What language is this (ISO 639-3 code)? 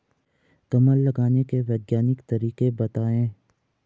hin